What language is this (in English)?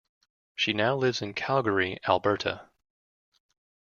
English